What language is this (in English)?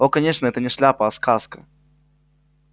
Russian